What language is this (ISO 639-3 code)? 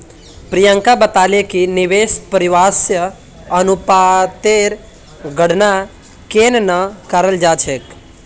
mag